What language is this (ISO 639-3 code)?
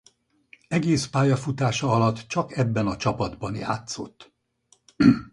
hun